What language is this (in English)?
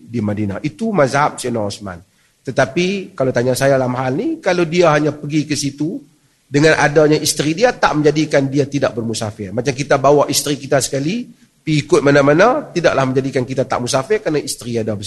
Malay